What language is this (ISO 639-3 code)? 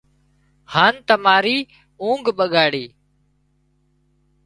kxp